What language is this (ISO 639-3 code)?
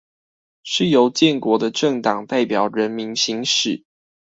zho